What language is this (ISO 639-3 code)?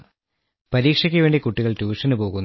mal